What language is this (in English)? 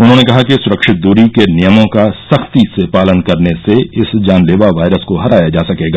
Hindi